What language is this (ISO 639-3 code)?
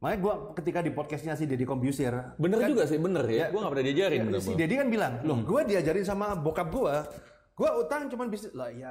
ind